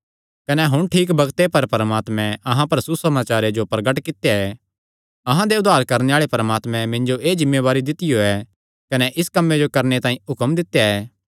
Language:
Kangri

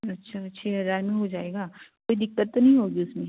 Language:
Hindi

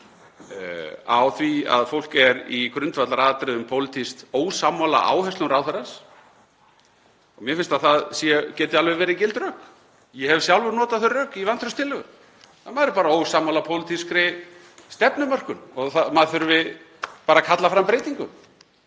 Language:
Icelandic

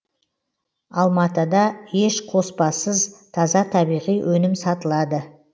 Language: Kazakh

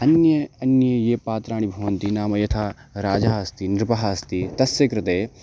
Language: Sanskrit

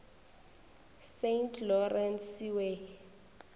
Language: Northern Sotho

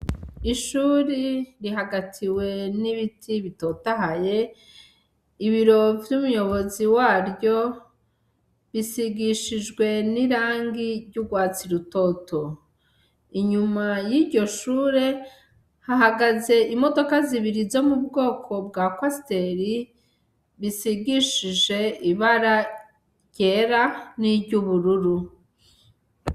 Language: Rundi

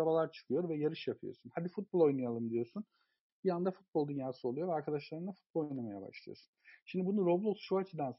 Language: Turkish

